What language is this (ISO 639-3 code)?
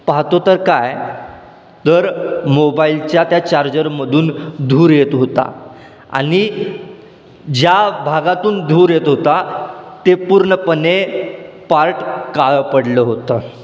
mar